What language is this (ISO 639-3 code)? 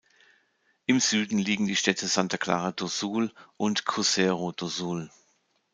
deu